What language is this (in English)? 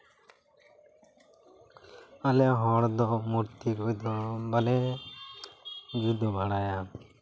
Santali